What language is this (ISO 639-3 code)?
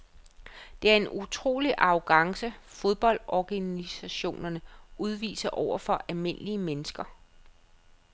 dan